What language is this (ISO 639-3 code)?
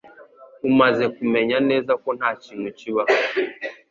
kin